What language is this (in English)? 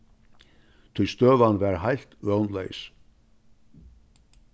Faroese